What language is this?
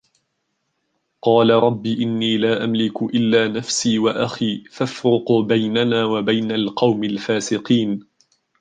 Arabic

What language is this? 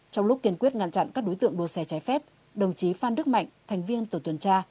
Vietnamese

